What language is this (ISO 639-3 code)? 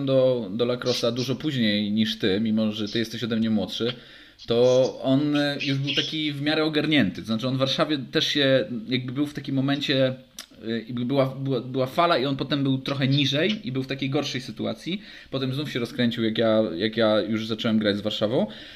pol